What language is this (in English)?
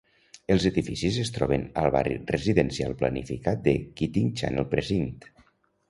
Catalan